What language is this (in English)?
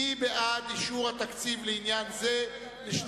Hebrew